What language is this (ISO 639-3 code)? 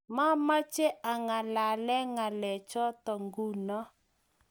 kln